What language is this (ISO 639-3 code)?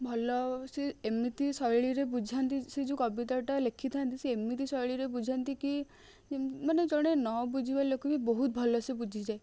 ori